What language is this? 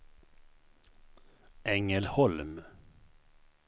Swedish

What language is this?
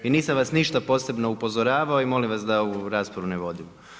Croatian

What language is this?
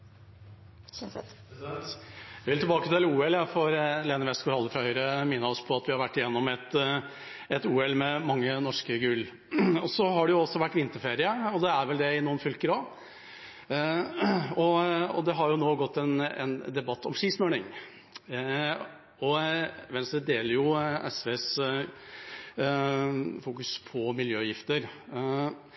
Norwegian Bokmål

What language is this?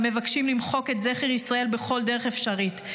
Hebrew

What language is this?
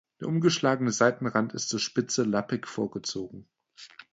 German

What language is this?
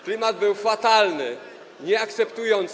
Polish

